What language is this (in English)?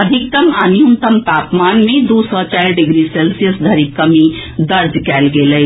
Maithili